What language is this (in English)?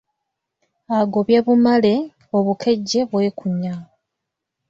Ganda